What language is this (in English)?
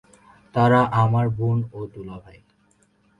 Bangla